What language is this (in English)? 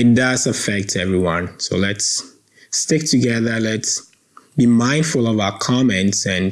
English